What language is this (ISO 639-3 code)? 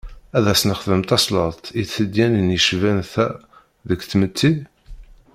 kab